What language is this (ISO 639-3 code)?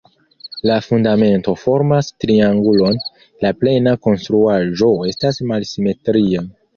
epo